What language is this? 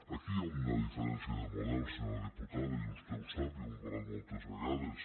Catalan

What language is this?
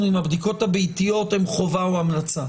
Hebrew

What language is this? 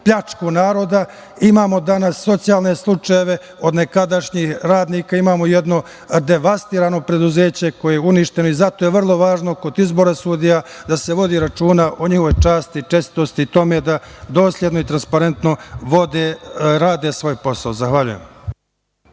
Serbian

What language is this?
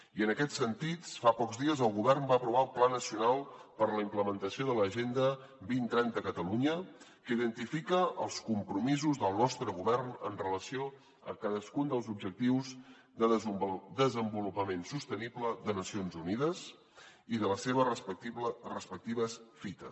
Catalan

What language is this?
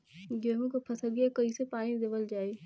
Bhojpuri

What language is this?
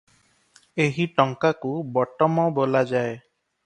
Odia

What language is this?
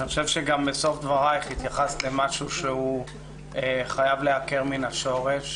Hebrew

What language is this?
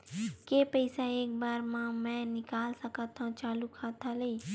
Chhattisgarhi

